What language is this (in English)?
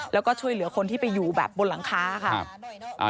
Thai